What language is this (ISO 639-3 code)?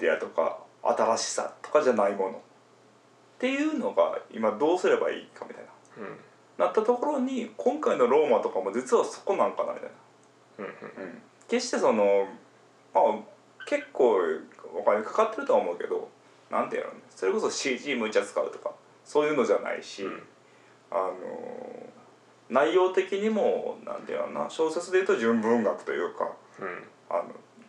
jpn